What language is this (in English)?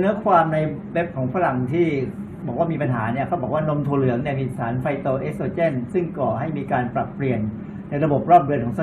Thai